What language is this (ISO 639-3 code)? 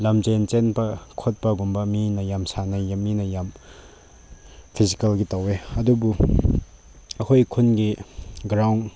mni